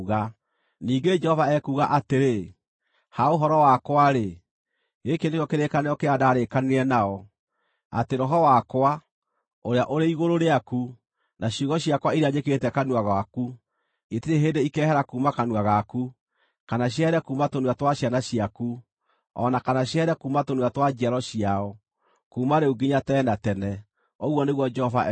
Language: Kikuyu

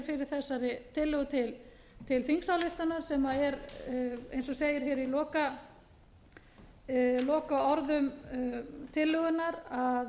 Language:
Icelandic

